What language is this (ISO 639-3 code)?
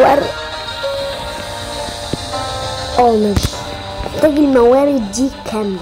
ara